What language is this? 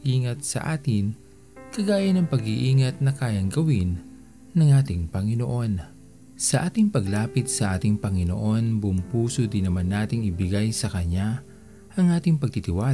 Filipino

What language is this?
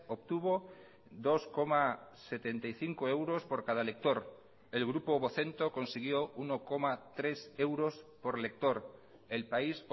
Spanish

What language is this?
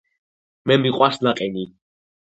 Georgian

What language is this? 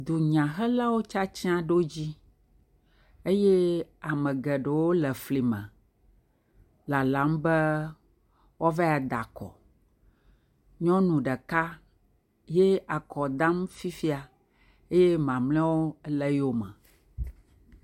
Ewe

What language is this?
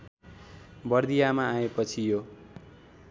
Nepali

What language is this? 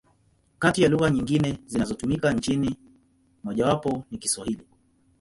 Swahili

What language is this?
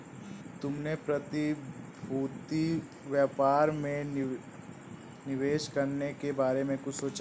Hindi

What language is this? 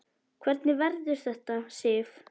Icelandic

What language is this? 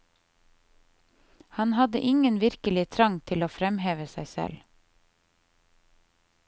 Norwegian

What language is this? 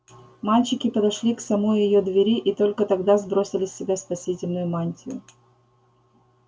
Russian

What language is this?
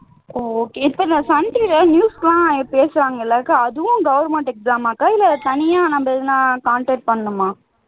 Tamil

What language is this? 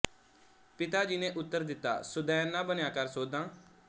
Punjabi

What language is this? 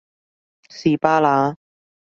Cantonese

